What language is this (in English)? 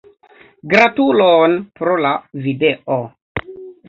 Esperanto